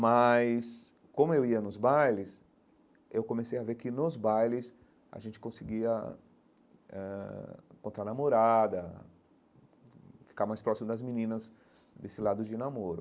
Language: Portuguese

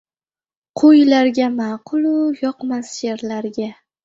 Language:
Uzbek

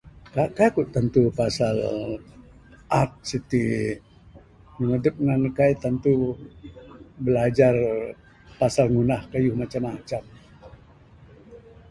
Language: Bukar-Sadung Bidayuh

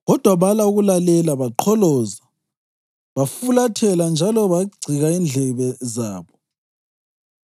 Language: North Ndebele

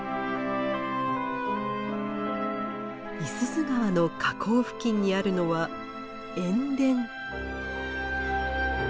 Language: Japanese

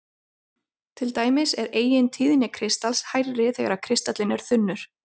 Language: Icelandic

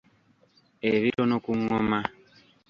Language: Ganda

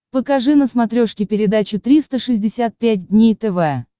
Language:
Russian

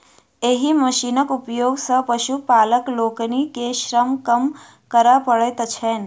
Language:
Maithili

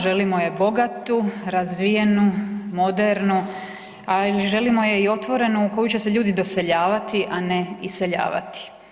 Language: Croatian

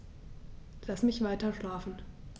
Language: German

